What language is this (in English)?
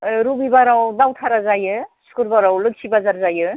Bodo